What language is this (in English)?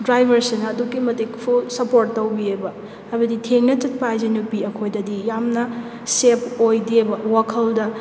Manipuri